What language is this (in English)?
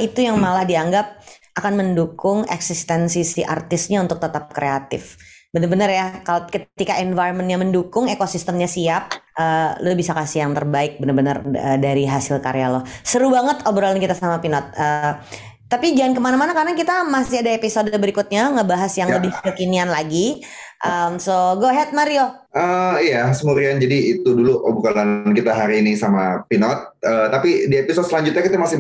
Indonesian